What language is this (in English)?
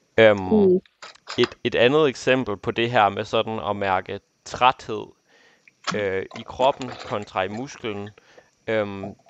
Danish